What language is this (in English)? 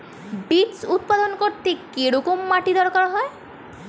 Bangla